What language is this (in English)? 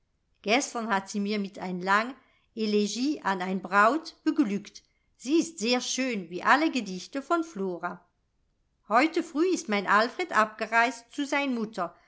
German